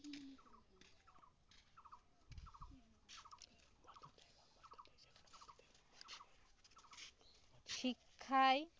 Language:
Assamese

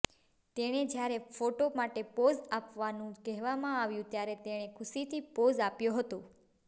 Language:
Gujarati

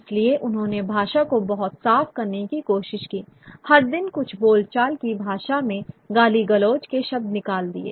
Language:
Hindi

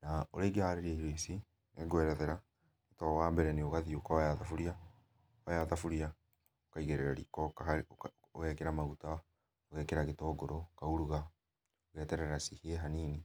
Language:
Kikuyu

